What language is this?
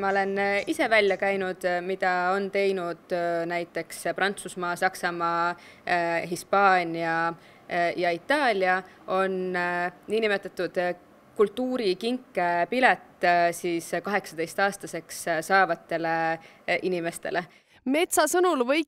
Finnish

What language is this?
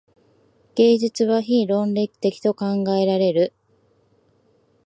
Japanese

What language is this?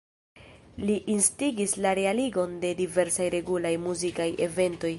Esperanto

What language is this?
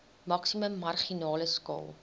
Afrikaans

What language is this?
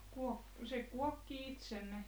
Finnish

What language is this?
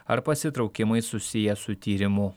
Lithuanian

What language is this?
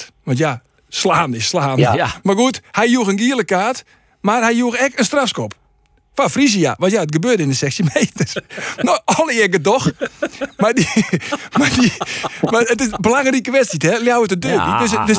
Dutch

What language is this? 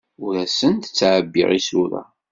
Kabyle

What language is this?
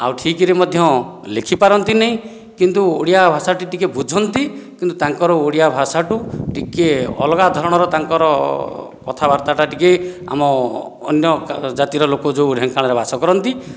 Odia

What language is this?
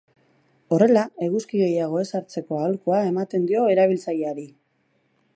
Basque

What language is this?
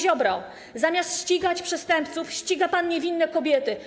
Polish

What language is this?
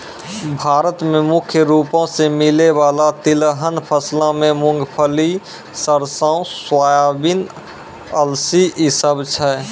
Maithili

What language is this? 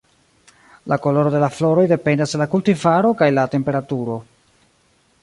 Esperanto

